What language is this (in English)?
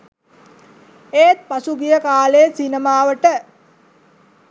Sinhala